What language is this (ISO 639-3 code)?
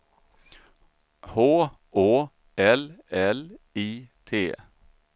swe